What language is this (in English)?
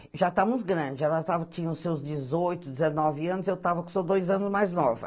Portuguese